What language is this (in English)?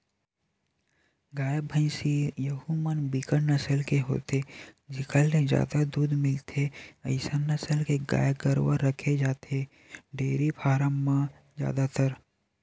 Chhattisgarhi